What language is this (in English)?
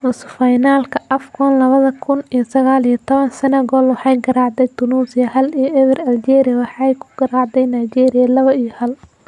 Somali